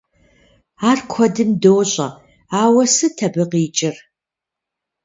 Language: Kabardian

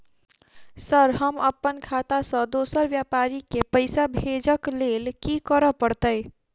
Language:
Maithili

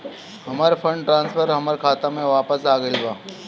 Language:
Bhojpuri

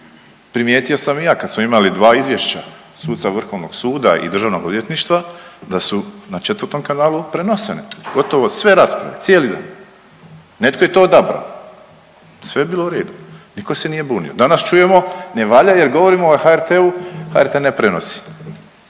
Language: Croatian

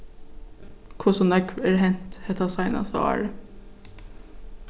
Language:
Faroese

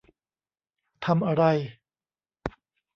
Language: Thai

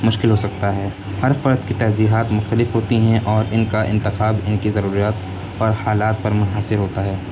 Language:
Urdu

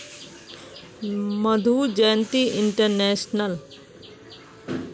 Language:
Magahi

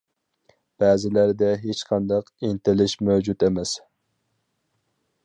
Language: Uyghur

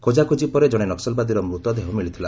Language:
Odia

